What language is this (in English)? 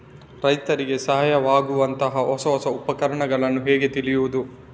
Kannada